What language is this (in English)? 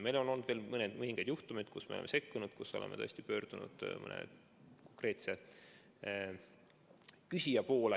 Estonian